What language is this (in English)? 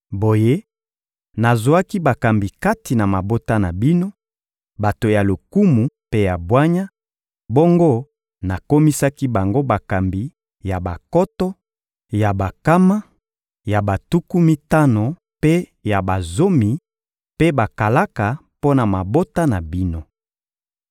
Lingala